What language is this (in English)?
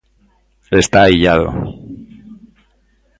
Galician